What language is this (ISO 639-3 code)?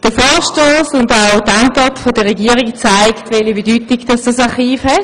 gsw